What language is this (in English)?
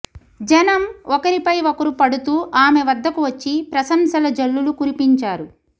Telugu